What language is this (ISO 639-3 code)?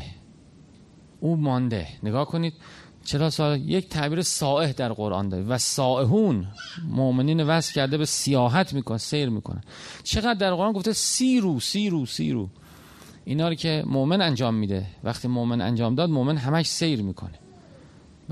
fas